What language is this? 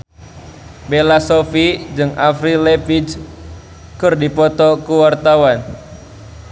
Sundanese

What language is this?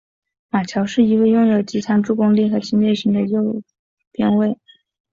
Chinese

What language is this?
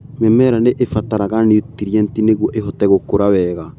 Kikuyu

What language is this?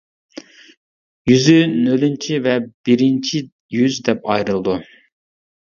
Uyghur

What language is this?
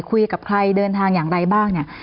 Thai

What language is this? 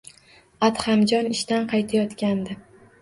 Uzbek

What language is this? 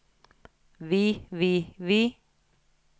Norwegian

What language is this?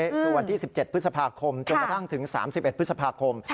Thai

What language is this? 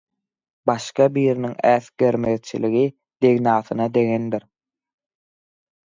Turkmen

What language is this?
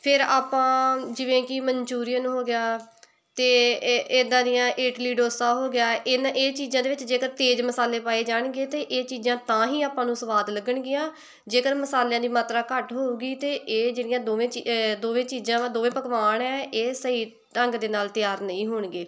Punjabi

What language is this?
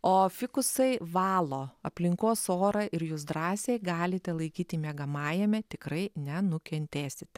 Lithuanian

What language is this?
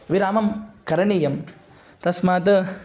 Sanskrit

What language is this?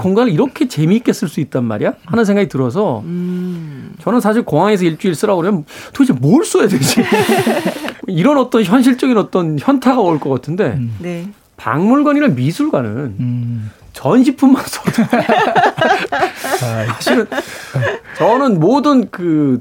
Korean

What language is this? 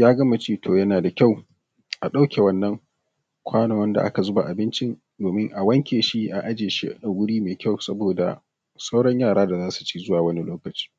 Hausa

